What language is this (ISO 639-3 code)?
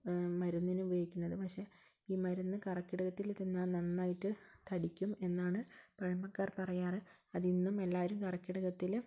mal